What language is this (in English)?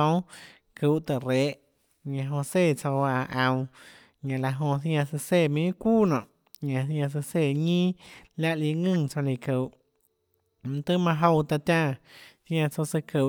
Tlacoatzintepec Chinantec